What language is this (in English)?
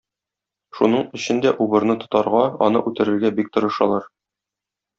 Tatar